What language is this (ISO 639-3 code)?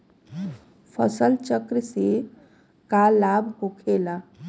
bho